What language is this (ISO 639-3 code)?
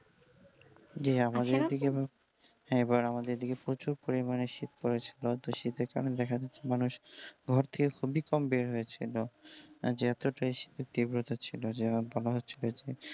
ben